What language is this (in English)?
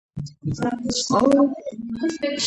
Georgian